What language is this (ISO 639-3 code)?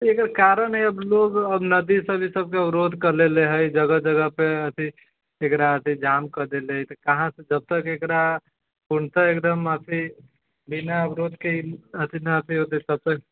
mai